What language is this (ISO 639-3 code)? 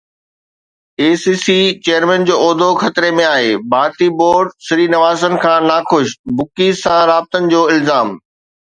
snd